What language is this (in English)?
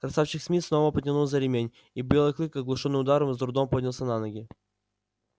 Russian